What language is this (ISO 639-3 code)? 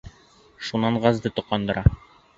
bak